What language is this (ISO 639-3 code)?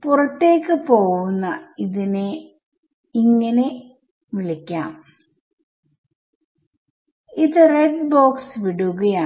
mal